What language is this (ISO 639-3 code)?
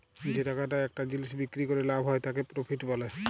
ben